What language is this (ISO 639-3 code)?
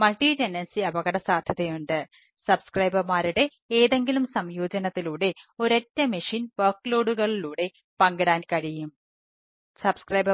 mal